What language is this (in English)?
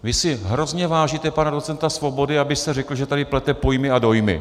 Czech